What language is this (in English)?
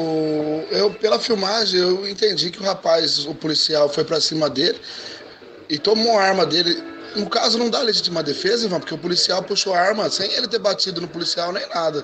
Portuguese